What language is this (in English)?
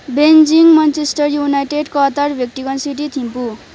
Nepali